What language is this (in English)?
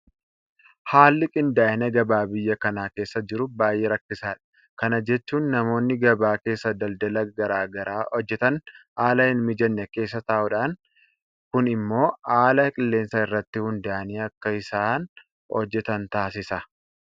Oromo